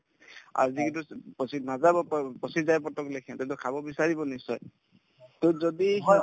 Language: Assamese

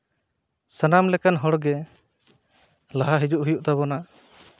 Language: Santali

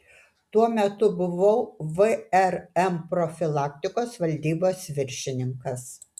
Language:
Lithuanian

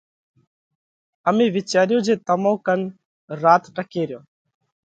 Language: Parkari Koli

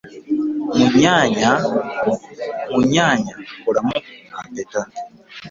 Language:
Ganda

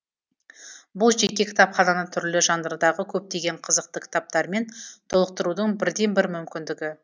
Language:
Kazakh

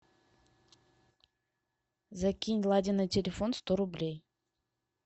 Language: Russian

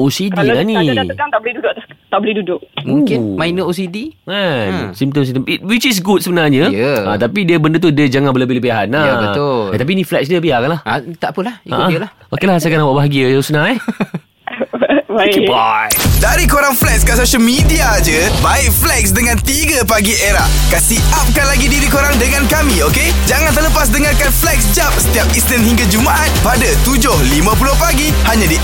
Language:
Malay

